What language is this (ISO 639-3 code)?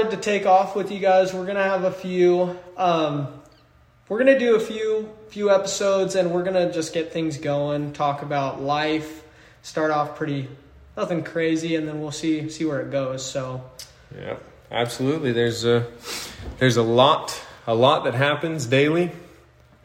eng